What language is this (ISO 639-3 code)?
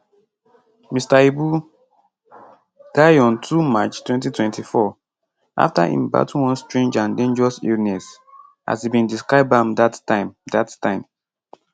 pcm